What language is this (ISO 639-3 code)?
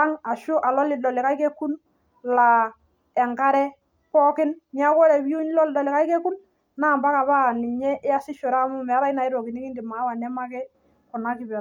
mas